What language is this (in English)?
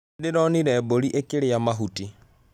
Kikuyu